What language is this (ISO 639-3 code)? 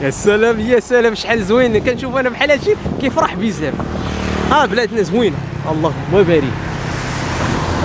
ara